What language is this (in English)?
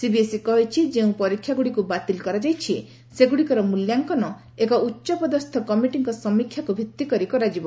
Odia